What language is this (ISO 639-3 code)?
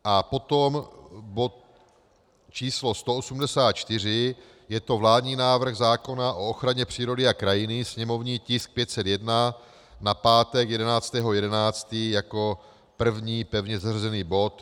ces